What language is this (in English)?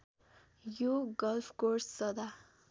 Nepali